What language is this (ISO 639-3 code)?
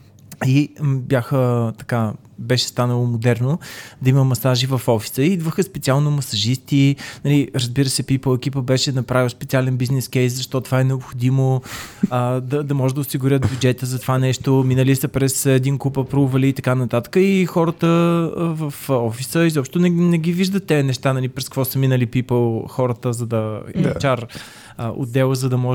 bul